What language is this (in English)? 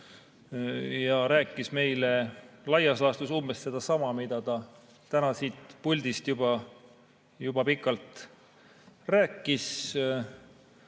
Estonian